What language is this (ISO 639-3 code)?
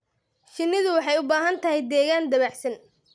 som